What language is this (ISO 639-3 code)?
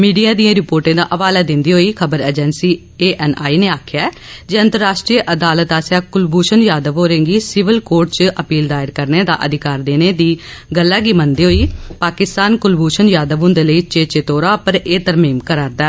doi